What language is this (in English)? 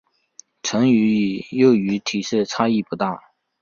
Chinese